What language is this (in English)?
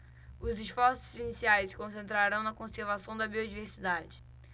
Portuguese